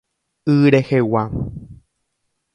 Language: Guarani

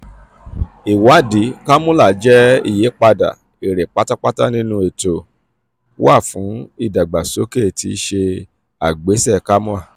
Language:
Yoruba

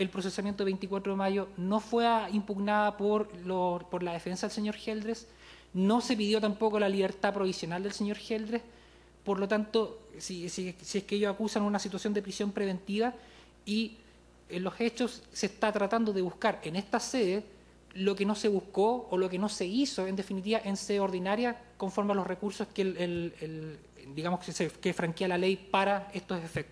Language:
Spanish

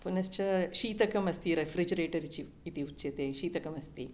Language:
Sanskrit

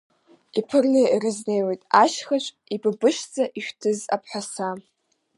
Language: Abkhazian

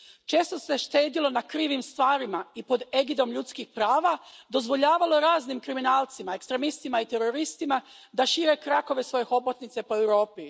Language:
Croatian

